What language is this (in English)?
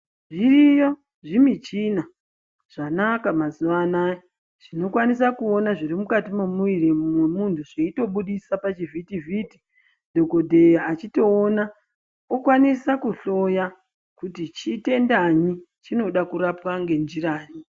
Ndau